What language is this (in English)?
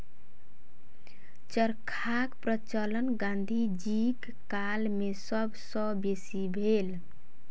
Maithili